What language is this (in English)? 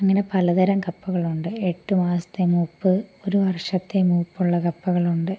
Malayalam